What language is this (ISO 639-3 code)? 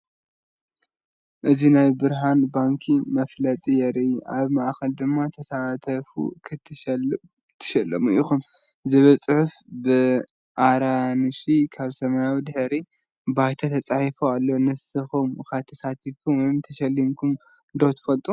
tir